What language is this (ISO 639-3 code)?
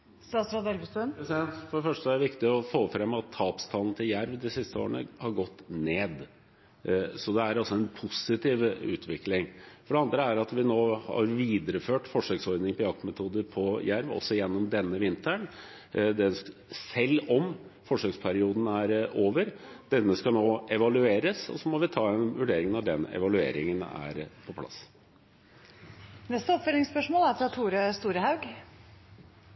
nor